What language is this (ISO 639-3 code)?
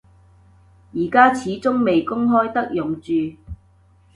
yue